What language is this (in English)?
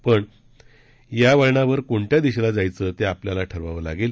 Marathi